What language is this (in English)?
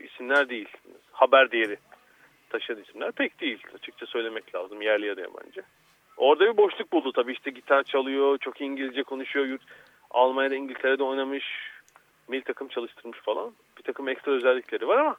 Turkish